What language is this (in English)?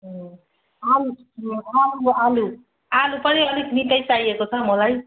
Nepali